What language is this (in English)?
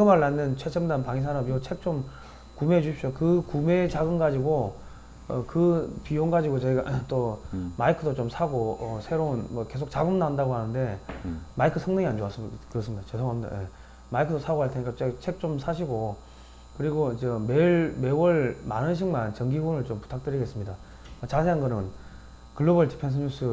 Korean